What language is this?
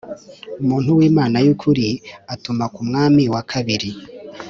Kinyarwanda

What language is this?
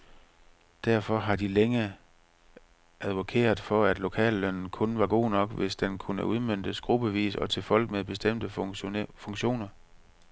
Danish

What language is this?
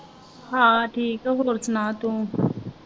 Punjabi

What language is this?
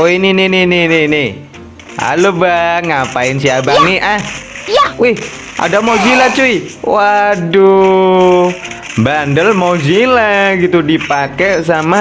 Indonesian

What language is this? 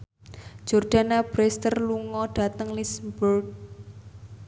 Javanese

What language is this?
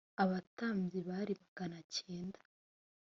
Kinyarwanda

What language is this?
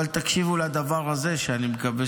Hebrew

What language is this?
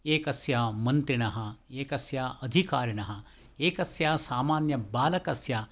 Sanskrit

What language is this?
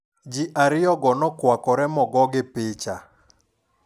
Luo (Kenya and Tanzania)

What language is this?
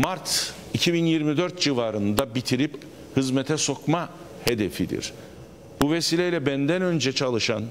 Turkish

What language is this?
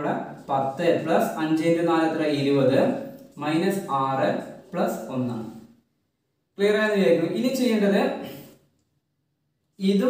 Turkish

